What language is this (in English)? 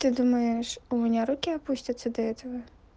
Russian